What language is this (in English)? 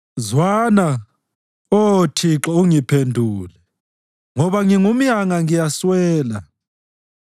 North Ndebele